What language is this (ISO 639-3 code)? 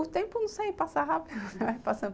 por